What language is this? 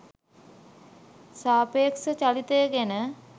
Sinhala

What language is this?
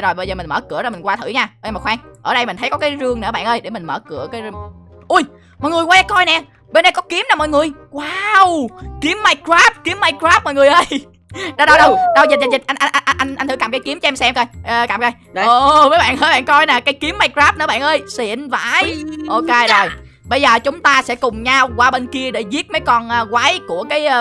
Vietnamese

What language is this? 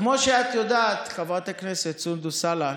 Hebrew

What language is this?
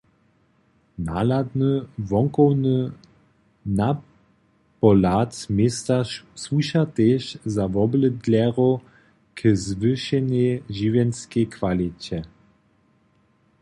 Upper Sorbian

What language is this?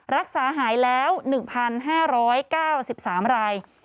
Thai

